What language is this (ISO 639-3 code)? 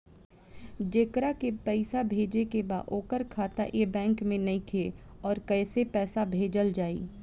bho